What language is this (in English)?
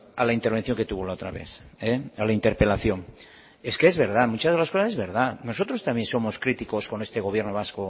Spanish